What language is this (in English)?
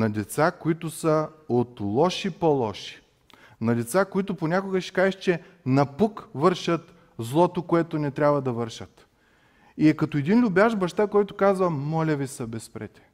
Bulgarian